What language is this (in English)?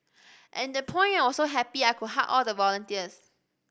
English